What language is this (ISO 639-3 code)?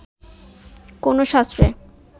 ben